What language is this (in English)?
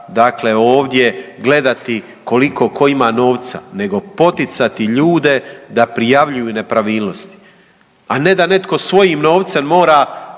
Croatian